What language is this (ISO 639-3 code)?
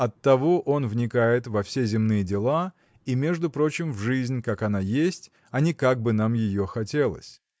rus